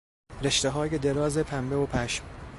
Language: Persian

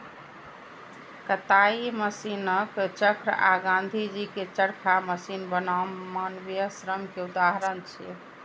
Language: Maithili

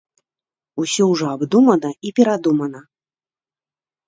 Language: Belarusian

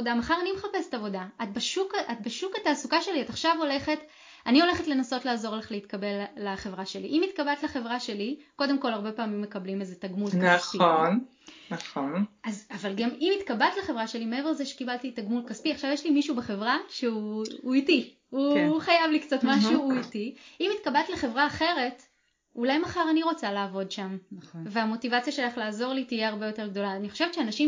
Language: Hebrew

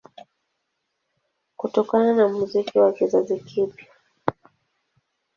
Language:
Swahili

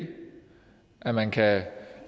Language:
Danish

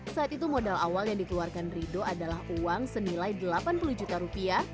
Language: Indonesian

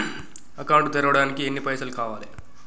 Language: Telugu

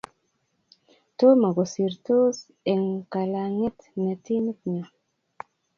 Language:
Kalenjin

